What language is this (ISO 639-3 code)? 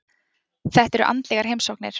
isl